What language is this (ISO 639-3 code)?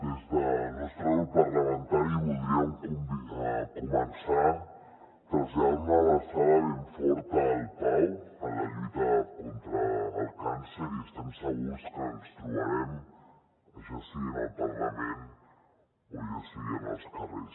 cat